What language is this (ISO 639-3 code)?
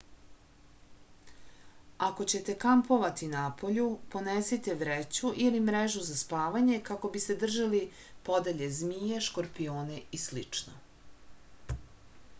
srp